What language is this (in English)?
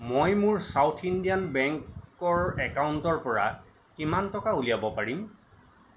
Assamese